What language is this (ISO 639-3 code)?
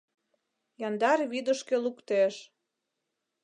chm